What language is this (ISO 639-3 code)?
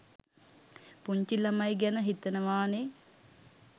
sin